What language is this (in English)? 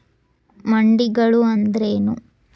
Kannada